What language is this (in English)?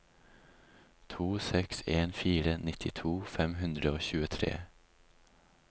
Norwegian